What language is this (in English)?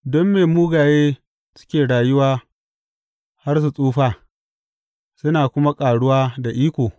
Hausa